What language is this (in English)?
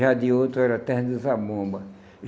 Portuguese